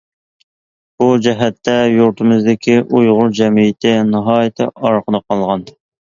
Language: Uyghur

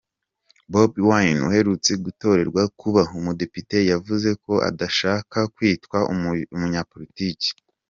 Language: Kinyarwanda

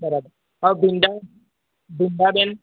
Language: Gujarati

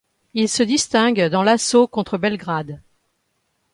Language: French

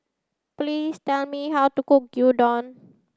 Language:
English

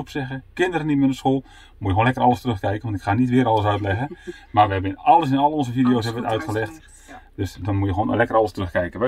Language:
Dutch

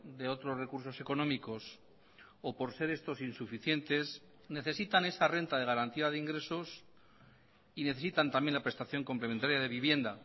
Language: Spanish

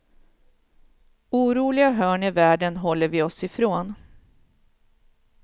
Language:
Swedish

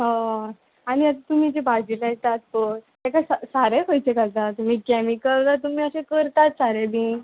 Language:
Konkani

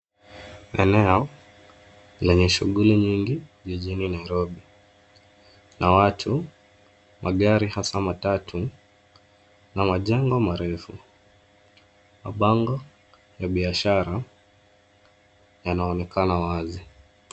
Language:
Swahili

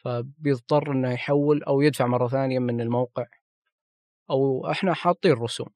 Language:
Arabic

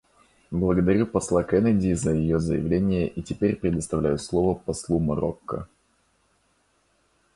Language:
Russian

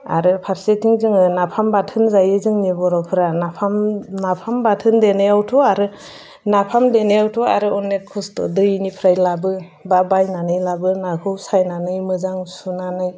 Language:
Bodo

